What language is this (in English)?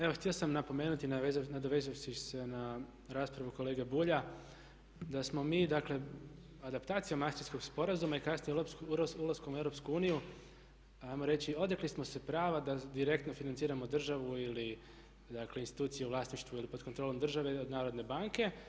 Croatian